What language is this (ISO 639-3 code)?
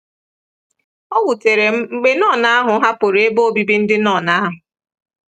ibo